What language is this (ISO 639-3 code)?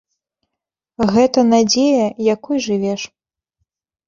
bel